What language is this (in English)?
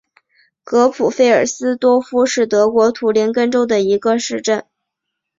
Chinese